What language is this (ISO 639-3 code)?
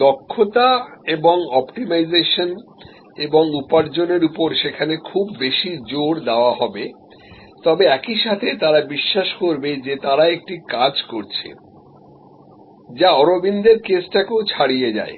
ben